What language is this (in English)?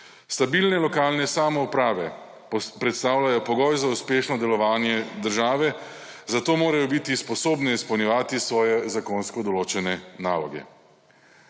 Slovenian